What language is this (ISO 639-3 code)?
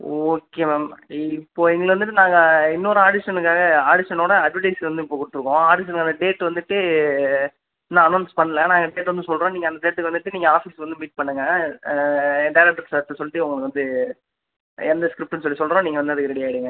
tam